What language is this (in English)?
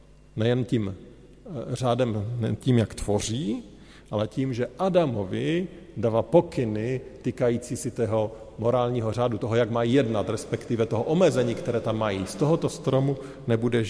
Czech